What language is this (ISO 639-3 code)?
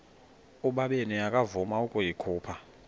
xho